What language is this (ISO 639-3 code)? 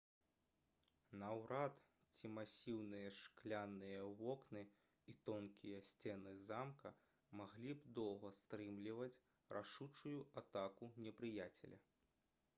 bel